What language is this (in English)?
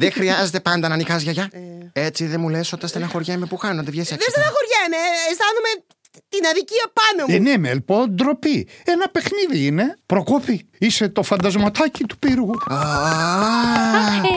Greek